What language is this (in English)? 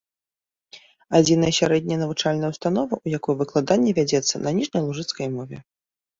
Belarusian